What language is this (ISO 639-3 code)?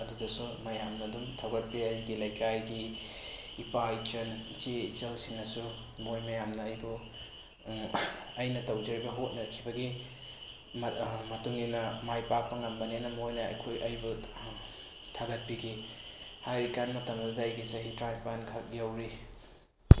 mni